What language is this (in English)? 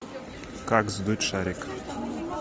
Russian